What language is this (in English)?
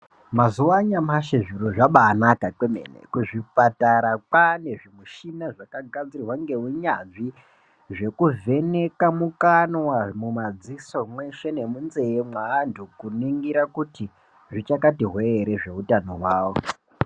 Ndau